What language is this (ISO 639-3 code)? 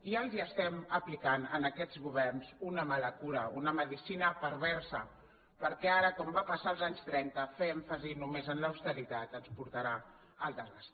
cat